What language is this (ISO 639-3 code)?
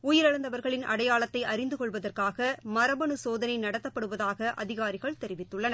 tam